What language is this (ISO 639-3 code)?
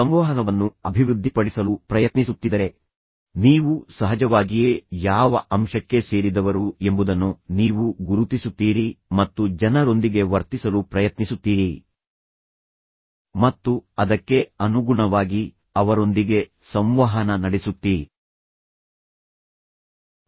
kan